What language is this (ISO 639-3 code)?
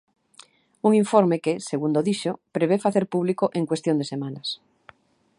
glg